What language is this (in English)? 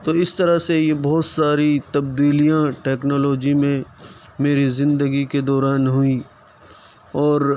Urdu